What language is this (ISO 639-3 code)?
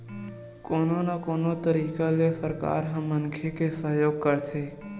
hne